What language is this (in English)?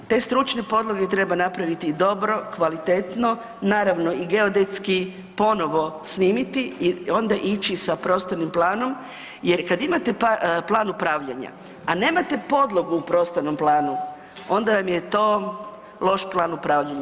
Croatian